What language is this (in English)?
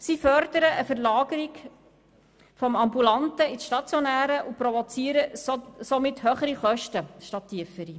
Swiss German